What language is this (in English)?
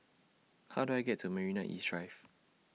English